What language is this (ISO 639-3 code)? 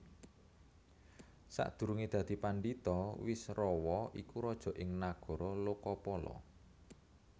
jav